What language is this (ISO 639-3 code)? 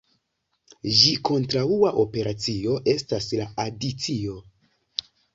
epo